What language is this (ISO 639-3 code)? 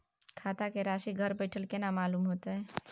mai